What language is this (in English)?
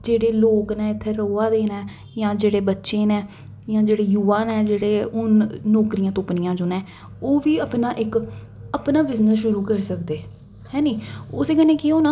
Dogri